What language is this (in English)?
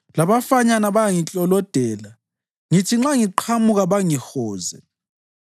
North Ndebele